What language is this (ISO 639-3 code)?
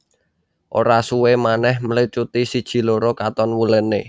jav